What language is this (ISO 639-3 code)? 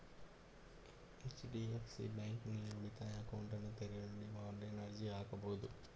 kan